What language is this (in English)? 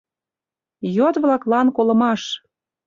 Mari